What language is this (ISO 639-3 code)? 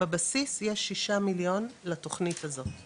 heb